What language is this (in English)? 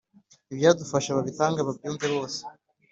Kinyarwanda